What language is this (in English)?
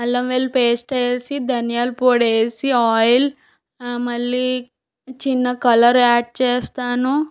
Telugu